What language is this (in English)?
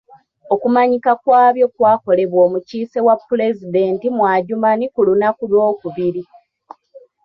Ganda